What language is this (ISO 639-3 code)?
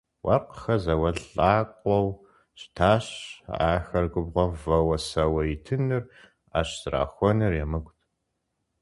kbd